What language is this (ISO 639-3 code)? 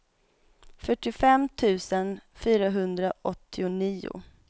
swe